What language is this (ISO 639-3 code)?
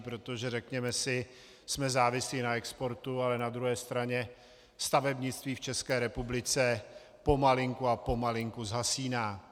ces